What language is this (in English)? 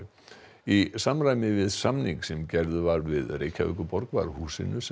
Icelandic